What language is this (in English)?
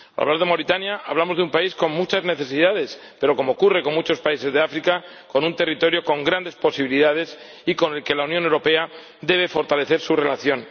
Spanish